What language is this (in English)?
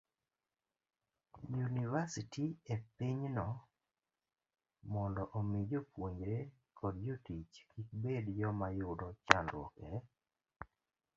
Luo (Kenya and Tanzania)